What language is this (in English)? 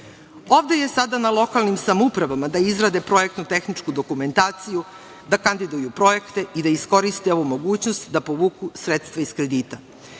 Serbian